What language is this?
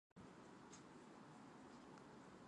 Japanese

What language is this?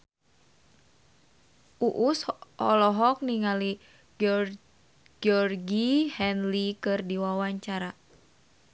Sundanese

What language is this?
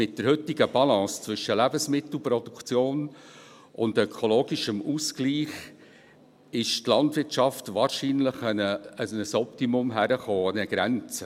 Swiss German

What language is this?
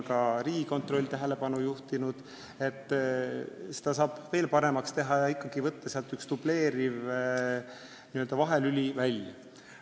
Estonian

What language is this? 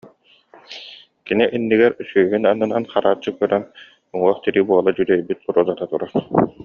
Yakut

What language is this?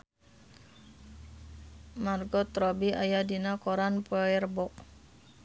Sundanese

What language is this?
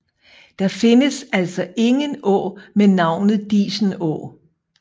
Danish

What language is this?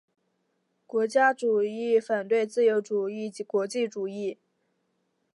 Chinese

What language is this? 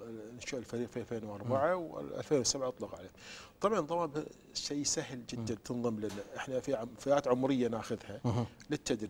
Arabic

